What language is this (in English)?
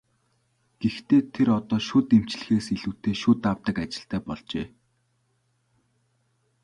Mongolian